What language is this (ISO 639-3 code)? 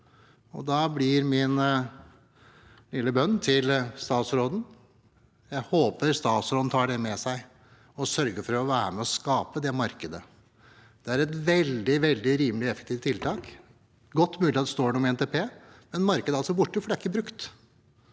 nor